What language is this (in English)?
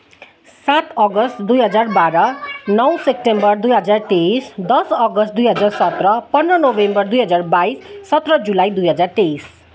Nepali